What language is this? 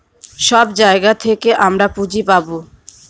Bangla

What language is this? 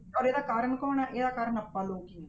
Punjabi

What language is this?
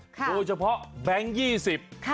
Thai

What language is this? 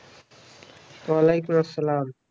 Bangla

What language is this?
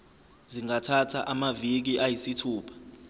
Zulu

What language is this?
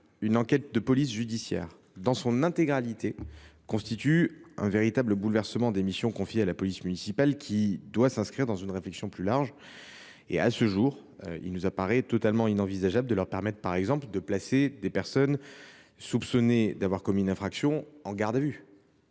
French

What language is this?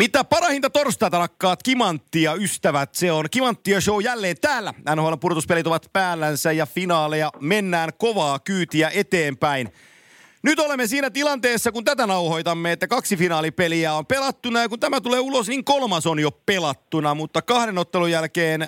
Finnish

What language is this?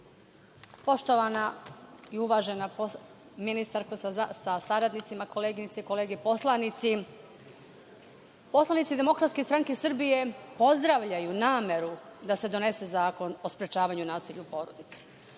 Serbian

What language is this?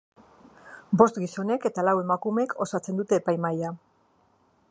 Basque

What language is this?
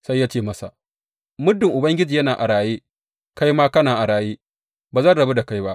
Hausa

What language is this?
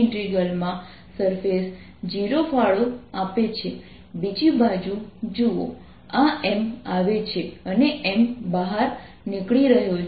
Gujarati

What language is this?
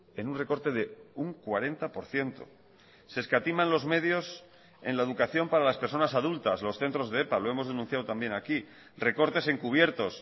Spanish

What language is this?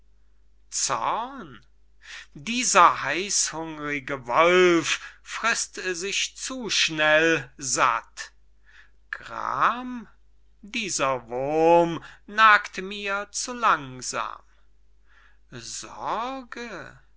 German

